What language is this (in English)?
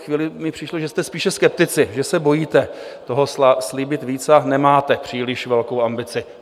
Czech